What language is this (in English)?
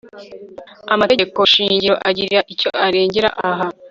Kinyarwanda